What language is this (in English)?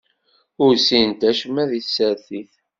Kabyle